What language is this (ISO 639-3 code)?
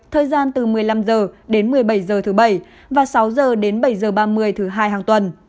vie